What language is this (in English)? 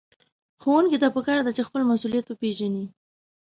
Pashto